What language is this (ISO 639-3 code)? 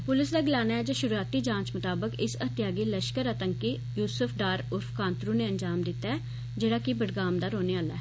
doi